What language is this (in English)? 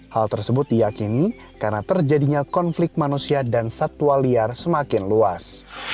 Indonesian